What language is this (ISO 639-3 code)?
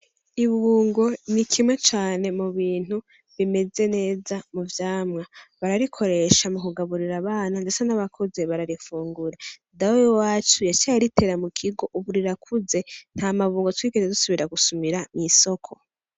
run